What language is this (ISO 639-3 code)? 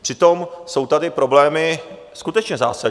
ces